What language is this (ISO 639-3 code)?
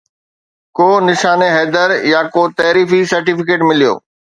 snd